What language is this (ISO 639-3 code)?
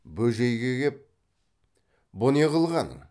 kaz